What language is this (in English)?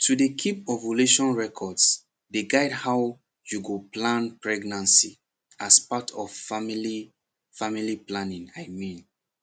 Nigerian Pidgin